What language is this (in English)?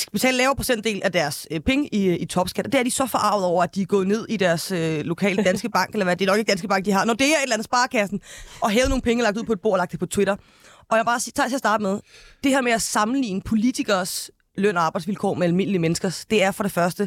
Danish